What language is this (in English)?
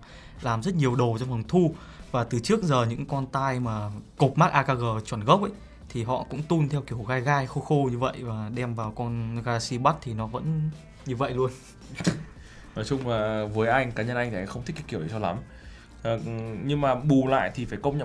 Vietnamese